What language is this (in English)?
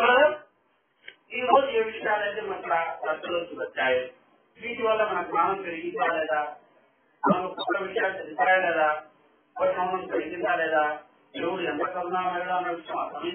Arabic